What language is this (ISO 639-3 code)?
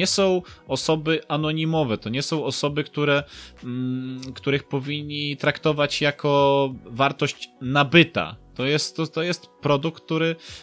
pol